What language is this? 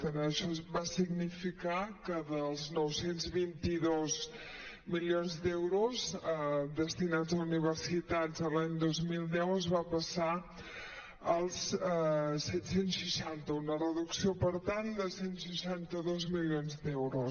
Catalan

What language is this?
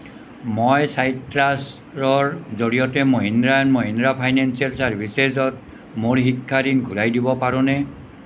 Assamese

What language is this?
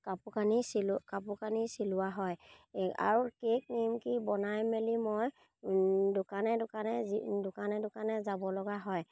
Assamese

